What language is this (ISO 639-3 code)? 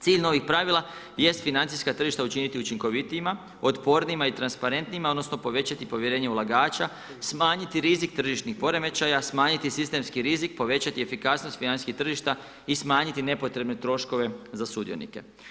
hrv